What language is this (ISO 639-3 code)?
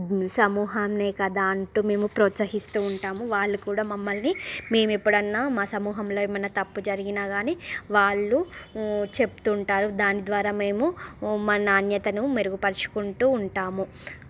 tel